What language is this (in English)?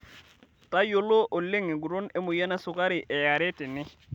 Masai